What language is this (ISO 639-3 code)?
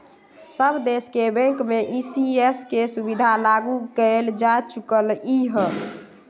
mag